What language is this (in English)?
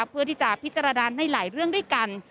Thai